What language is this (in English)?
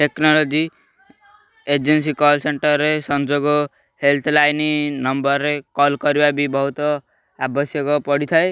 Odia